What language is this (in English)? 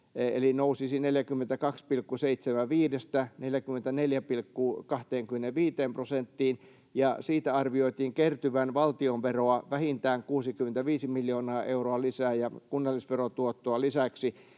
Finnish